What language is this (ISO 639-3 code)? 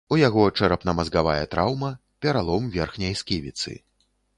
bel